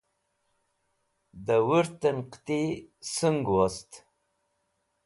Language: Wakhi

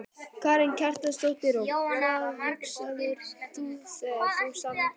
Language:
Icelandic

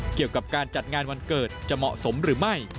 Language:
Thai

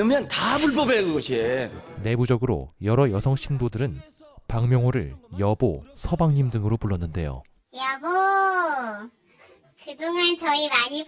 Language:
Korean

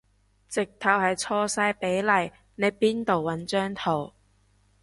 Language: Cantonese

